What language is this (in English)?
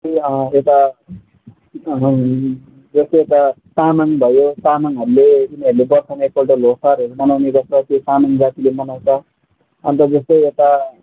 Nepali